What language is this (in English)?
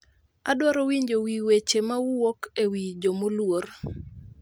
Luo (Kenya and Tanzania)